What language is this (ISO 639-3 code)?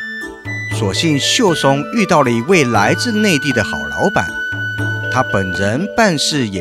zho